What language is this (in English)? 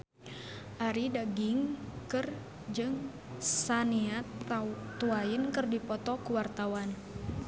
Sundanese